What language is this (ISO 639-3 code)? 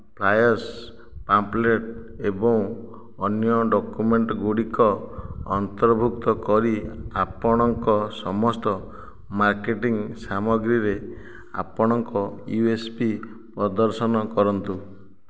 ori